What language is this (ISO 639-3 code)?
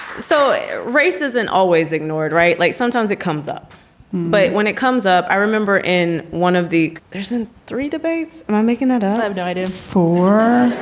eng